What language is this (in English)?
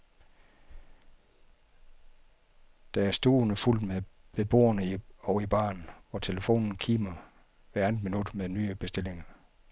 Danish